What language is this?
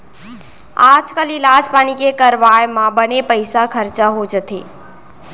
Chhattisgarhi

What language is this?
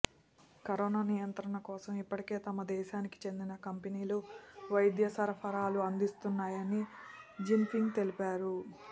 Telugu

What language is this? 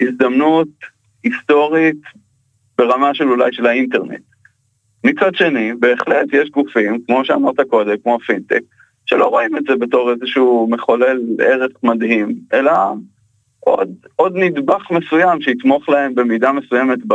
Hebrew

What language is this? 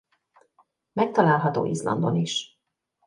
Hungarian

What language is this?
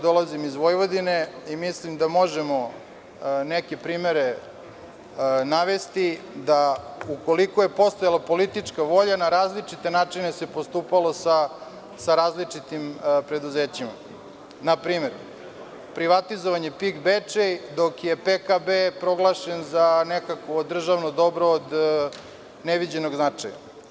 Serbian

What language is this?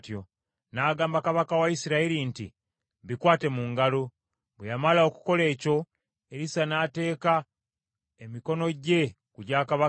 Ganda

